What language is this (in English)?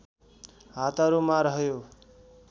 Nepali